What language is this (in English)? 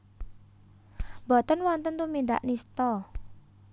Javanese